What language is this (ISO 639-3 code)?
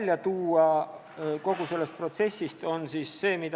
est